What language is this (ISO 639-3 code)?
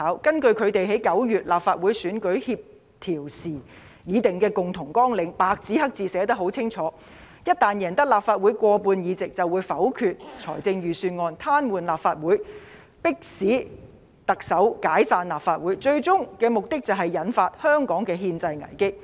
yue